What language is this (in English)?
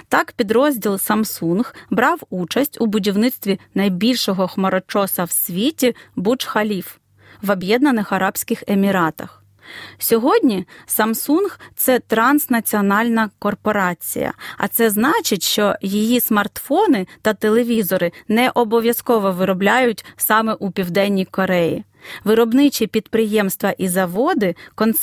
Ukrainian